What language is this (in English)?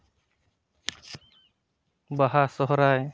Santali